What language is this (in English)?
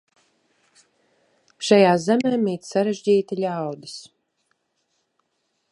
Latvian